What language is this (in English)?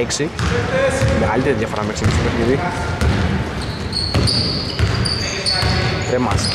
Greek